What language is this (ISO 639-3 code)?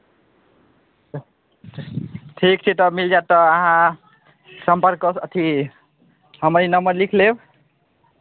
mai